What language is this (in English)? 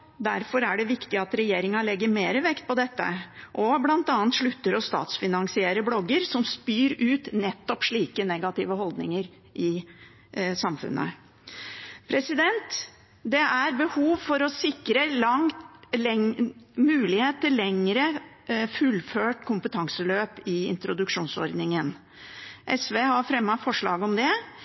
Norwegian Bokmål